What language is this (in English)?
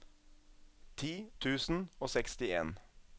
Norwegian